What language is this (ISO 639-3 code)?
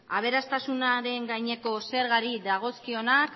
eus